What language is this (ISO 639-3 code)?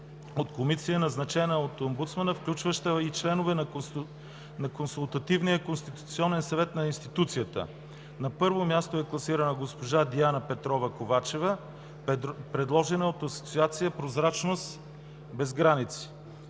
bul